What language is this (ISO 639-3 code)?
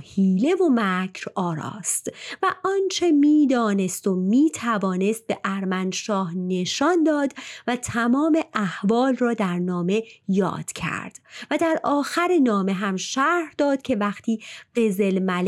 fas